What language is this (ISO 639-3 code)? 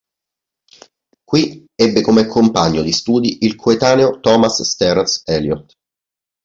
ita